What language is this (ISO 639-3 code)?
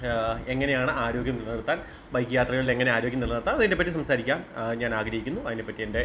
mal